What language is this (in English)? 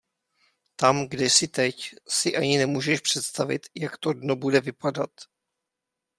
Czech